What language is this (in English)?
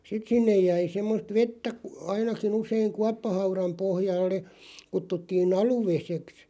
Finnish